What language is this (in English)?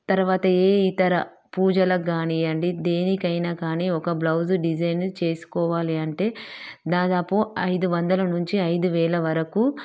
Telugu